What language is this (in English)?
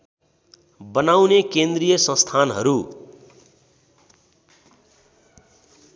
Nepali